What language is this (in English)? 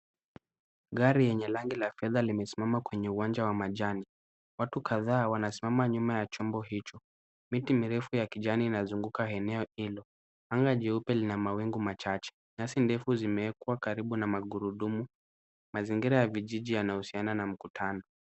Swahili